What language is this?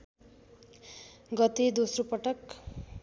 Nepali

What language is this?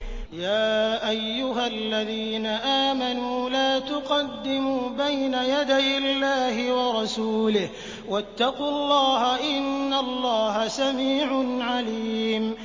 Arabic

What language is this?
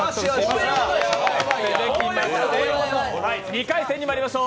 Japanese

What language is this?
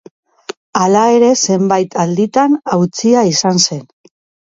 Basque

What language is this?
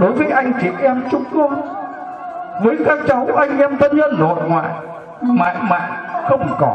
Vietnamese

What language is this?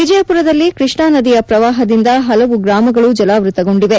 Kannada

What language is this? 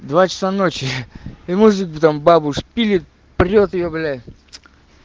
Russian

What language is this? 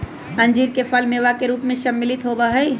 Magahi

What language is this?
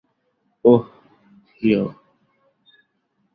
Bangla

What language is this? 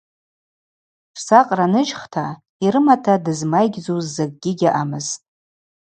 Abaza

